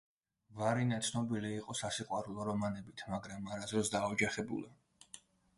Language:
Georgian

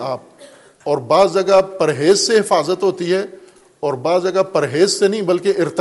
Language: Urdu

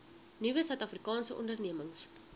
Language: Afrikaans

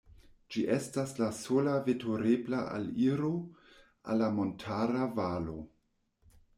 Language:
Esperanto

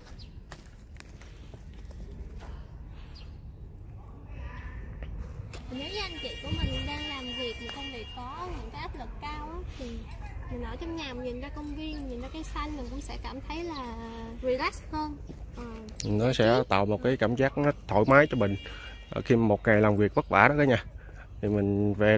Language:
Vietnamese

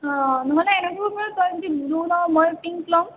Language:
Assamese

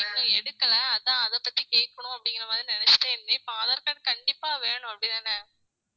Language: Tamil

